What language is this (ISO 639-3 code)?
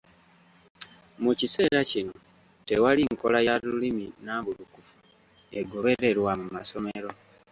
lug